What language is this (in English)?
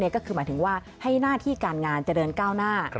Thai